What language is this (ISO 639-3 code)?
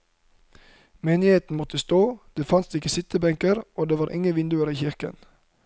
nor